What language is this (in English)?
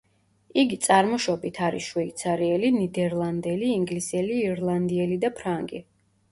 Georgian